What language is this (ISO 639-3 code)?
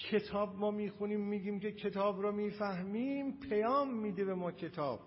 fas